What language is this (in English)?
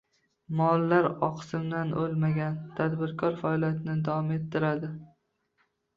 Uzbek